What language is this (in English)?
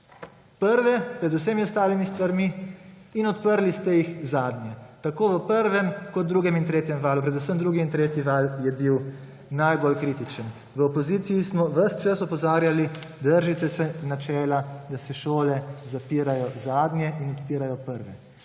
Slovenian